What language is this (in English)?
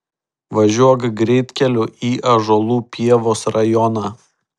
Lithuanian